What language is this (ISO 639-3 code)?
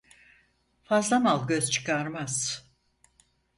tur